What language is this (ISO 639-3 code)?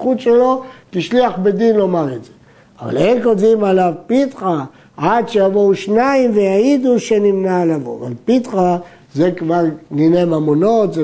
heb